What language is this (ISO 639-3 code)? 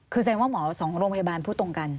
tha